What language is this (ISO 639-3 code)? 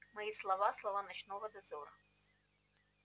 rus